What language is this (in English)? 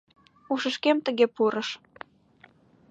Mari